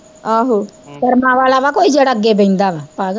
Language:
Punjabi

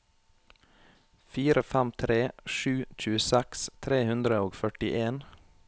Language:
Norwegian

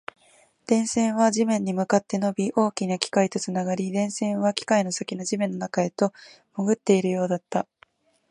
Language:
Japanese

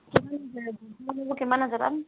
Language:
Assamese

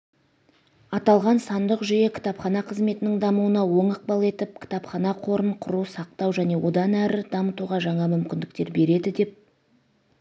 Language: Kazakh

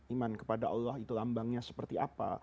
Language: Indonesian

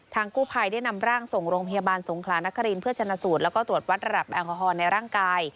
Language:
Thai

